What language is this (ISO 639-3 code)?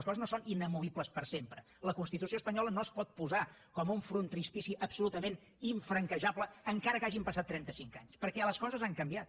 cat